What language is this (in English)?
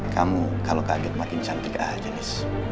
Indonesian